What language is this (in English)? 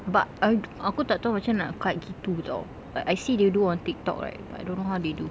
English